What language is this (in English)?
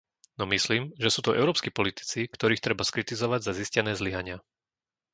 Slovak